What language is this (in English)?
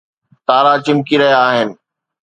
Sindhi